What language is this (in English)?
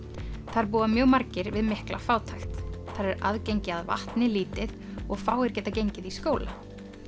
Icelandic